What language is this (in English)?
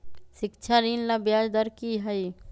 Magahi